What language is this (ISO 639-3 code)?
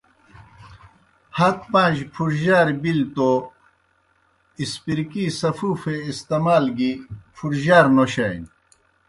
plk